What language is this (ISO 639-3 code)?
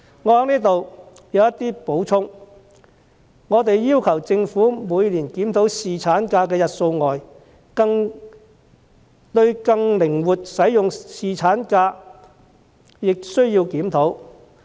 yue